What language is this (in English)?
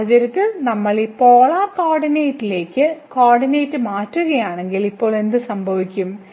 Malayalam